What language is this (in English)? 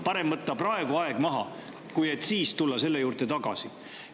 Estonian